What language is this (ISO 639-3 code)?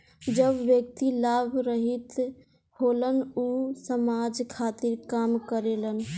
bho